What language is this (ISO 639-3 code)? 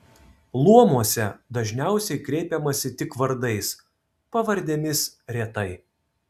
lit